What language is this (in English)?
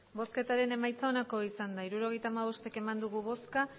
Basque